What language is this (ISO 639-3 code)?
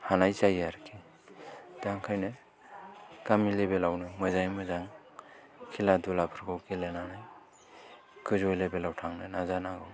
brx